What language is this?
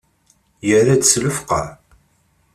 Kabyle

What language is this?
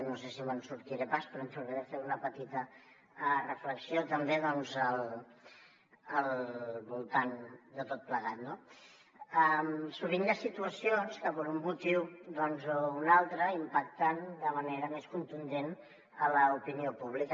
Catalan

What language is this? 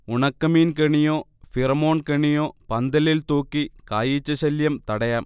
Malayalam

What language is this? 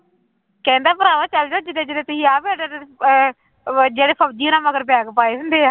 Punjabi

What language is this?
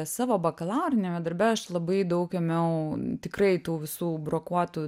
Lithuanian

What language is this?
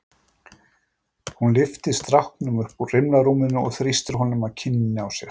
Icelandic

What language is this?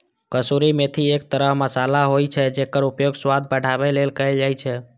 Maithili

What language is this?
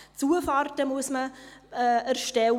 Swiss German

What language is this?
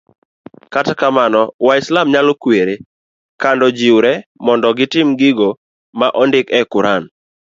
Luo (Kenya and Tanzania)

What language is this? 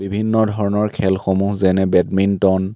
Assamese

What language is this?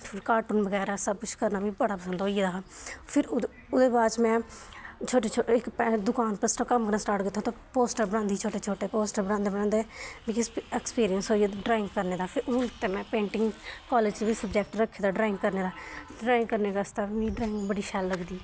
Dogri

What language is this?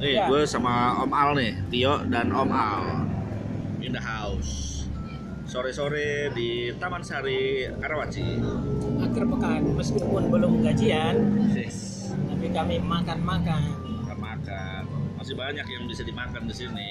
Indonesian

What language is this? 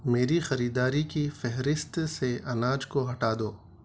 Urdu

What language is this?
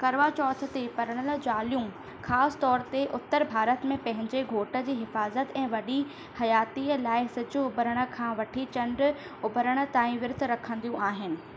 Sindhi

